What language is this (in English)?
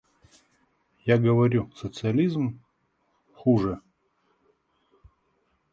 Russian